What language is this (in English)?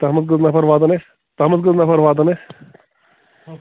Kashmiri